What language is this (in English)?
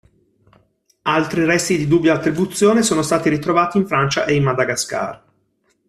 Italian